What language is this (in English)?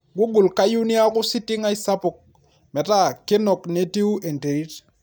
Masai